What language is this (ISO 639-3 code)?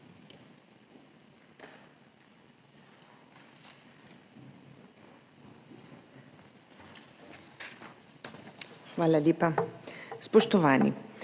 slv